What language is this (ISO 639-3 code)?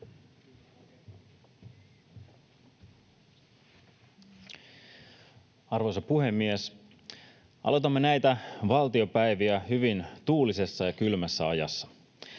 fin